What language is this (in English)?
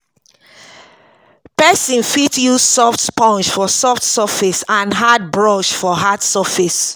Nigerian Pidgin